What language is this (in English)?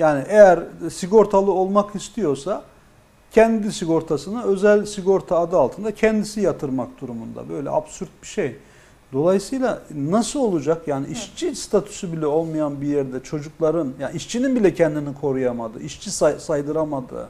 Turkish